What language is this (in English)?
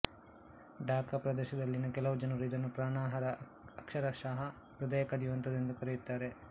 Kannada